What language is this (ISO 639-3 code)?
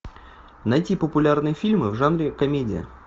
rus